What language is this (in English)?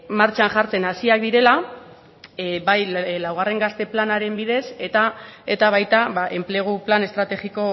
Basque